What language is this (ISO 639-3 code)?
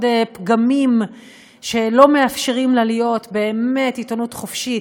heb